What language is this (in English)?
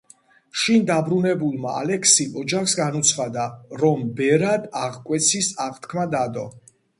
Georgian